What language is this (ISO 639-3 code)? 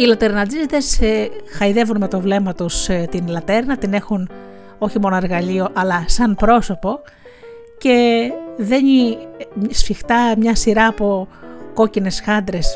ell